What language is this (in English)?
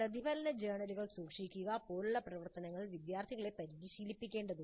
Malayalam